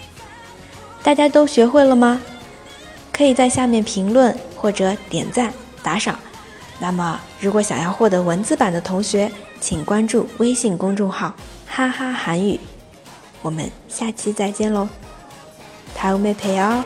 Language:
Chinese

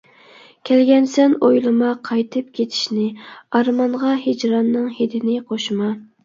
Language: Uyghur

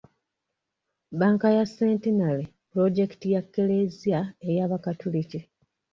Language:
Ganda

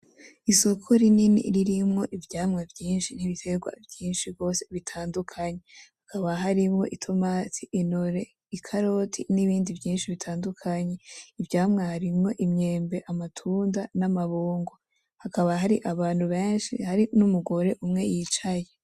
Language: Rundi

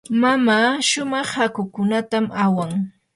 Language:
Yanahuanca Pasco Quechua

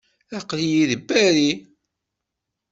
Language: Kabyle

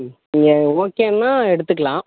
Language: Tamil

